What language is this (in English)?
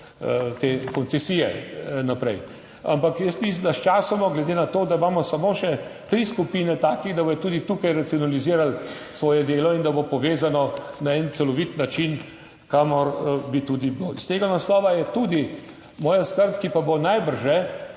Slovenian